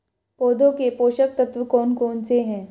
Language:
Hindi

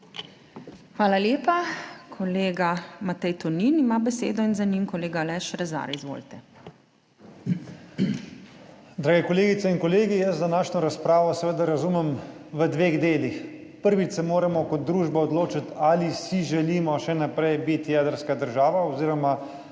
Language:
Slovenian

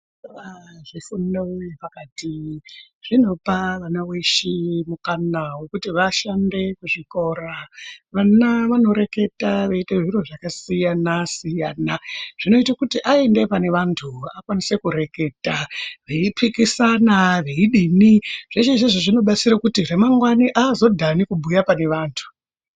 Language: Ndau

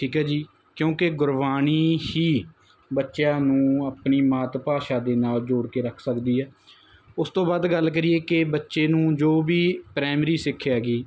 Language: Punjabi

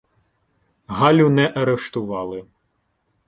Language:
Ukrainian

